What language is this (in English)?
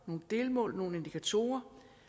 Danish